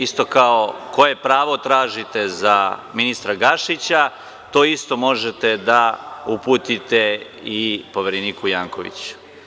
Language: Serbian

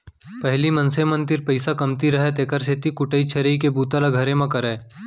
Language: Chhattisgarhi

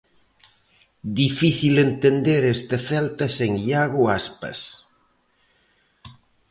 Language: Galician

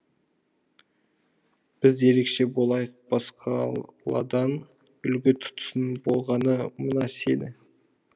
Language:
Kazakh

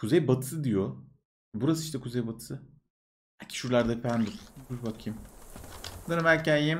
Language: Turkish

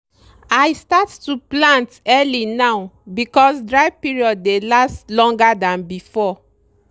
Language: Nigerian Pidgin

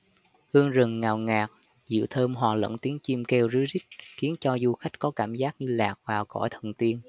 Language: Vietnamese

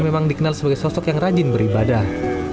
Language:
Indonesian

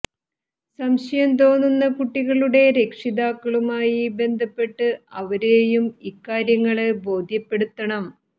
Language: Malayalam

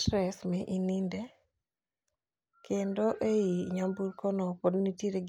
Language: Luo (Kenya and Tanzania)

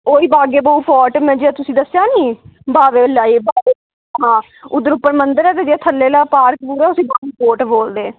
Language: Dogri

